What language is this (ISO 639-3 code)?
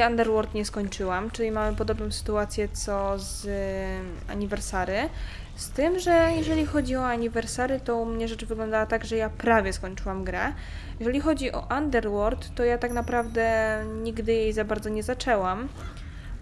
pol